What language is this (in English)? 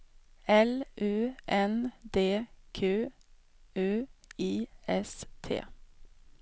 Swedish